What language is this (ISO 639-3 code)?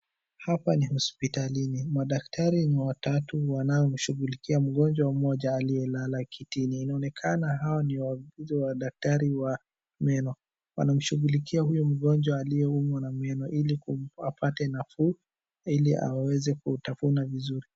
swa